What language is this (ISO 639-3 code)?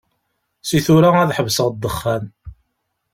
kab